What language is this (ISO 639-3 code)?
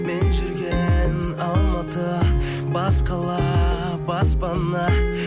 kaz